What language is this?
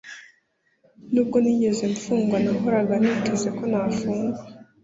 Kinyarwanda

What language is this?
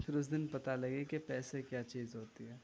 Urdu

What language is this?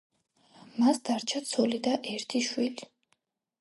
Georgian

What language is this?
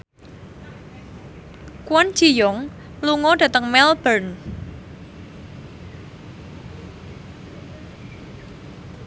Javanese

